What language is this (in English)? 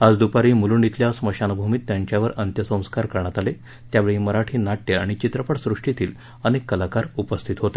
Marathi